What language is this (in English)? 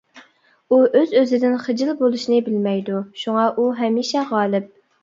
Uyghur